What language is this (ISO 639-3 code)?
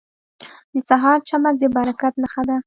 pus